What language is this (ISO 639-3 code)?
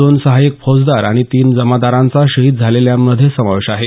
mar